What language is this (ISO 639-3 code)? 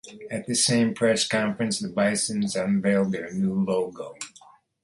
eng